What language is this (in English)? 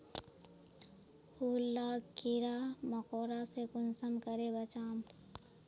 Magahi